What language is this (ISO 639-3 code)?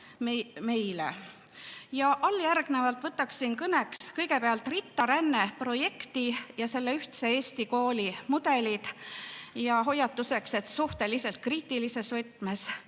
est